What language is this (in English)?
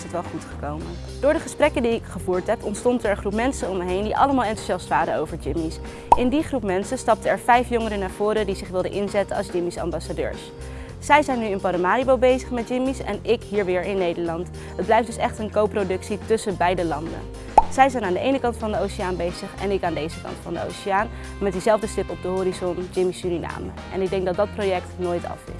Dutch